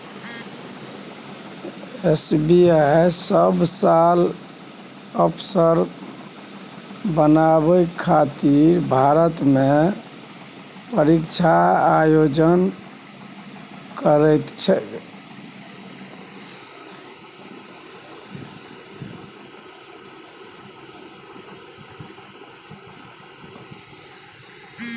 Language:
Maithili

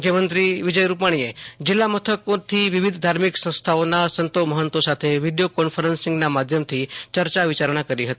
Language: Gujarati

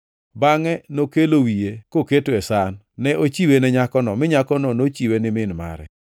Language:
Luo (Kenya and Tanzania)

